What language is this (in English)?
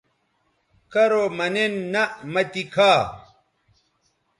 Bateri